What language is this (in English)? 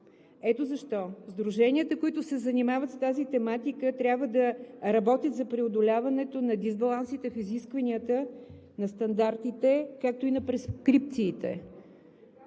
Bulgarian